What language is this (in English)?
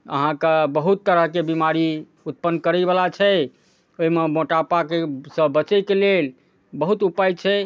Maithili